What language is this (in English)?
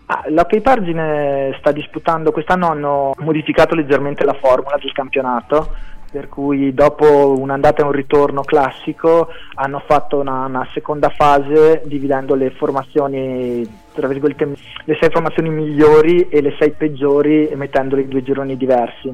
Italian